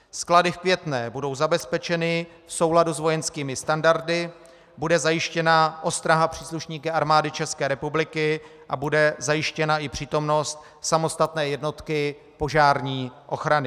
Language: Czech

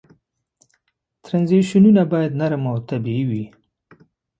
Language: Pashto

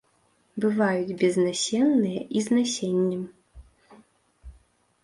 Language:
Belarusian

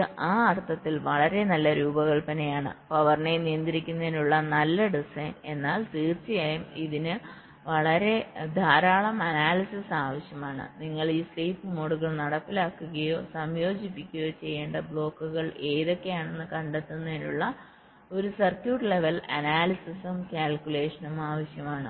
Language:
Malayalam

